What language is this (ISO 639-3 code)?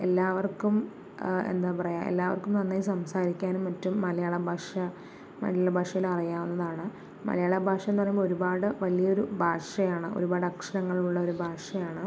mal